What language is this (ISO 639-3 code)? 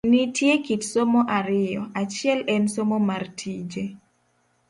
luo